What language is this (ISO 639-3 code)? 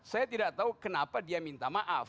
ind